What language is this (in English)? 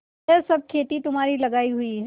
Hindi